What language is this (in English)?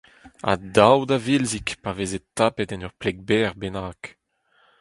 Breton